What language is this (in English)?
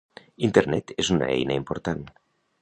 Catalan